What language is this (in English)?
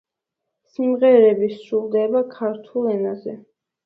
Georgian